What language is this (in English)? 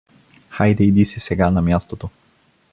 Bulgarian